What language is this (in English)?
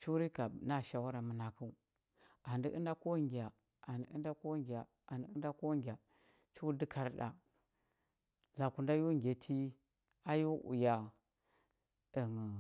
Huba